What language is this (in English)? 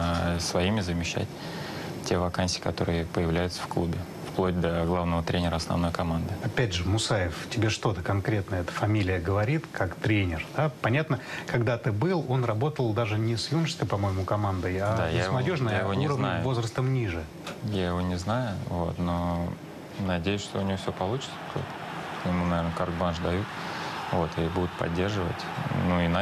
Russian